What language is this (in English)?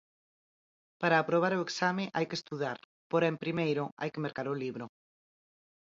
Galician